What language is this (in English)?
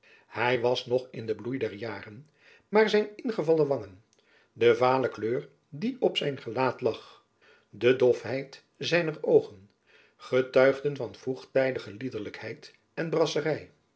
Dutch